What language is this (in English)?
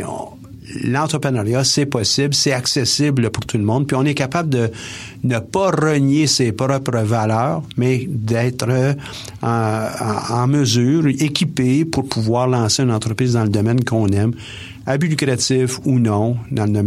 French